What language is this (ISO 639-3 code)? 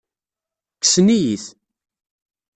kab